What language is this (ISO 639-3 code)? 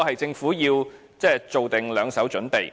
yue